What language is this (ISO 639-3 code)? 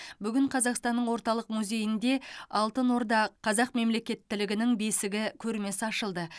kaz